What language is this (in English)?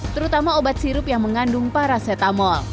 Indonesian